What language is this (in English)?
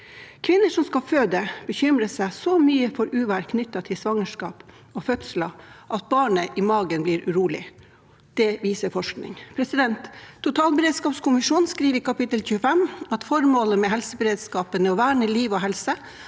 Norwegian